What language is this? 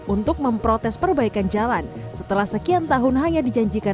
Indonesian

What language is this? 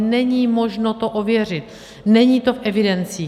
Czech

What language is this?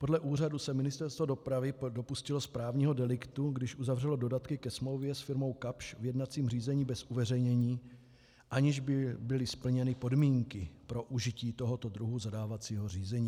Czech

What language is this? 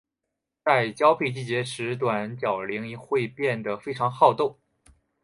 Chinese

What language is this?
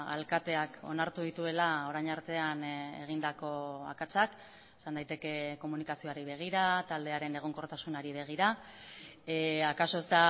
Basque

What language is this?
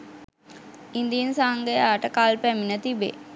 Sinhala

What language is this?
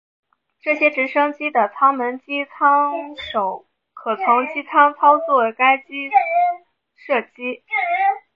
Chinese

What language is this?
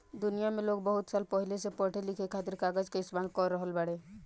Bhojpuri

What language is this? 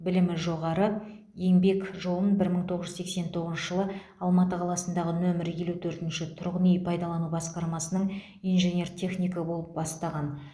Kazakh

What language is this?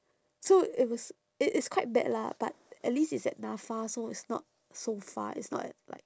English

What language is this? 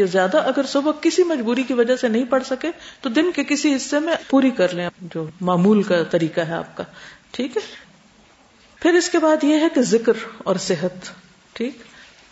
Urdu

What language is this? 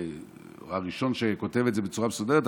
Hebrew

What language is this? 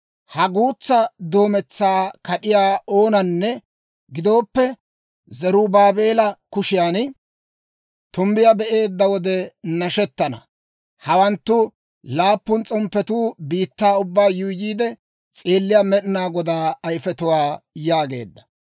Dawro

